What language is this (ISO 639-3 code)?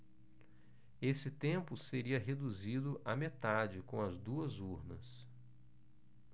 por